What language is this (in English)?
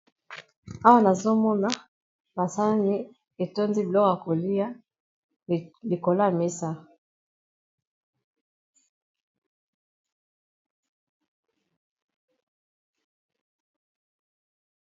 Lingala